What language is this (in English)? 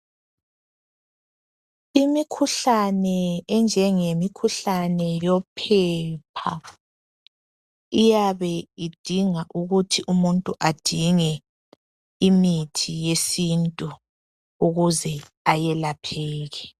North Ndebele